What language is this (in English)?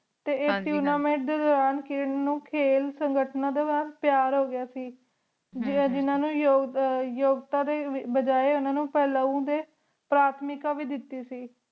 Punjabi